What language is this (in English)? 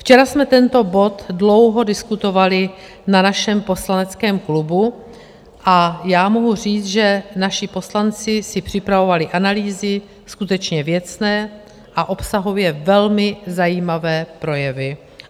Czech